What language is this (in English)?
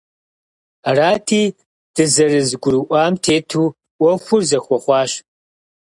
Kabardian